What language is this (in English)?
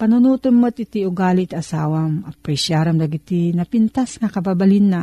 Filipino